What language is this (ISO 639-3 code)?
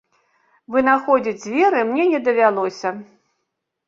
bel